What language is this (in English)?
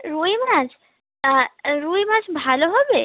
Bangla